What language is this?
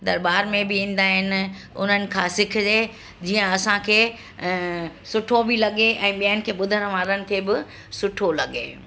Sindhi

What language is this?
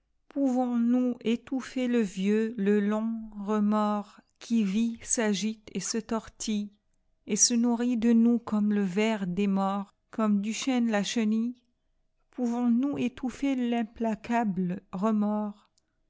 French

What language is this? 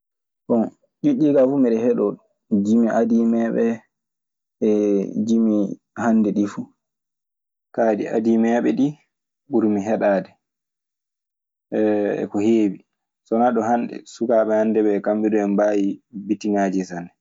Maasina Fulfulde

